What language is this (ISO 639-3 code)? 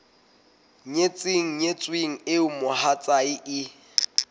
sot